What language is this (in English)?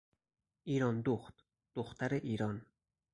Persian